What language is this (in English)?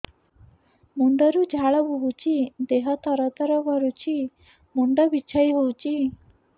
Odia